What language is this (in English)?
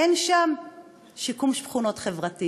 Hebrew